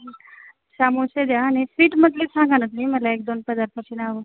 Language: Marathi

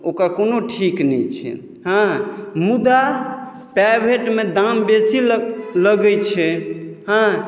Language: Maithili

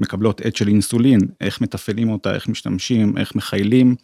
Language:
Hebrew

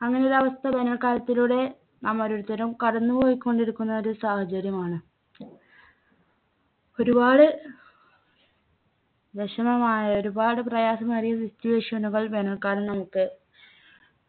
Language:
Malayalam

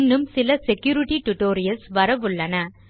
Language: Tamil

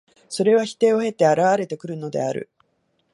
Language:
Japanese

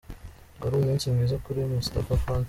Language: Kinyarwanda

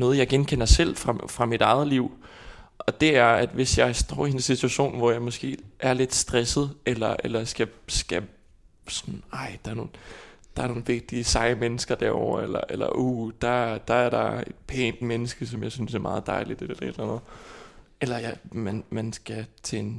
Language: Danish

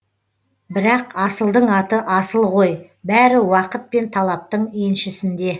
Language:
Kazakh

